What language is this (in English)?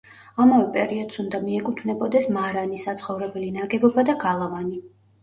Georgian